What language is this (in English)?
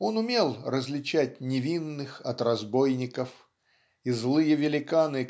Russian